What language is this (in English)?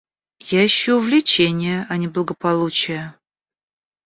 Russian